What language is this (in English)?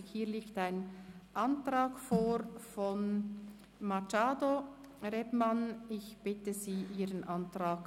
Swiss German